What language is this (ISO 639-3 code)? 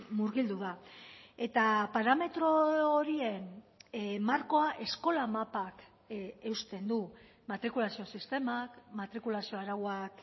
eus